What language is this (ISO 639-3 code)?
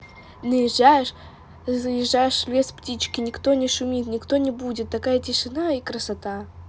rus